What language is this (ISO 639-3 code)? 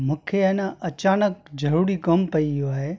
snd